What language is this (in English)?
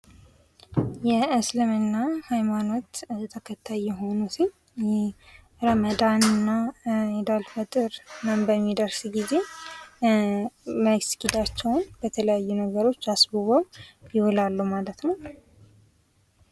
Amharic